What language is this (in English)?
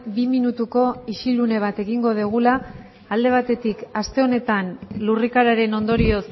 Basque